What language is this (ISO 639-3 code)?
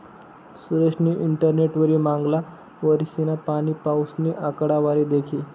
mar